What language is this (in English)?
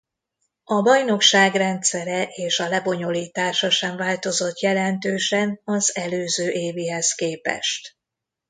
Hungarian